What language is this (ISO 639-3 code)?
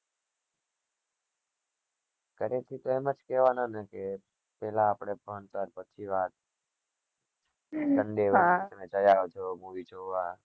guj